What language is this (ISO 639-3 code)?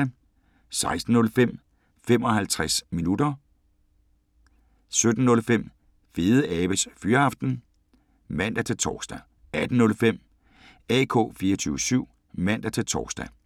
dan